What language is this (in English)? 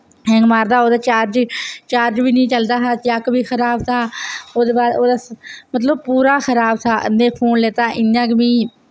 Dogri